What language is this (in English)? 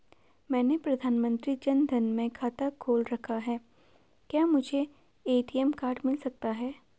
Hindi